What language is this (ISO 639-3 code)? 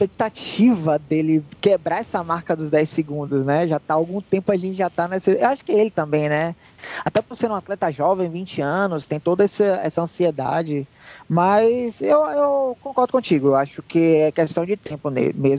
por